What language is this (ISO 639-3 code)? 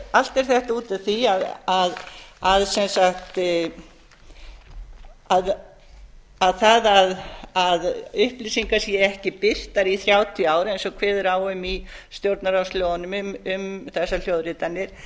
isl